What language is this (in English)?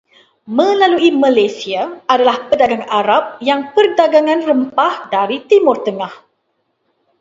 Malay